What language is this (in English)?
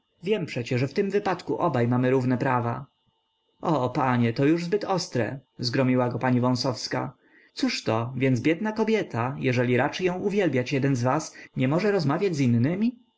Polish